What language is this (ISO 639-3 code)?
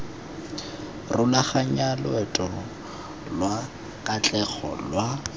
tsn